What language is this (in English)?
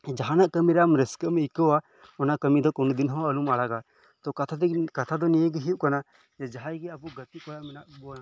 Santali